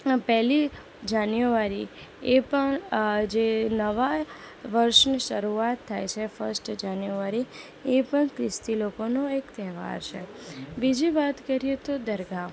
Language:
Gujarati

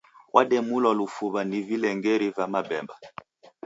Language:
Taita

